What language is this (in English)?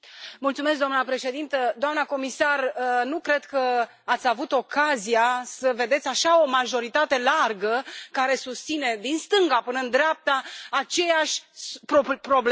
Romanian